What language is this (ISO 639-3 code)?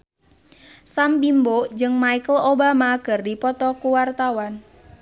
sun